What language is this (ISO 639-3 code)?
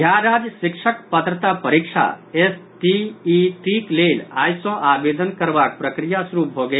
mai